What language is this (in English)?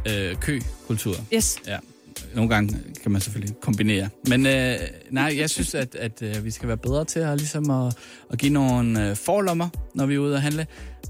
Danish